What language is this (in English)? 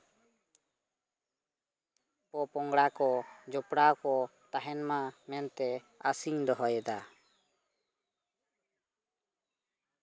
Santali